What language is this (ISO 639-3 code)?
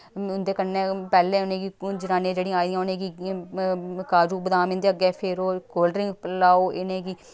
doi